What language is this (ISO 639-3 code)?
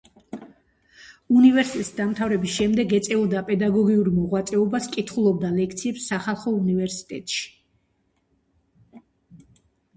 kat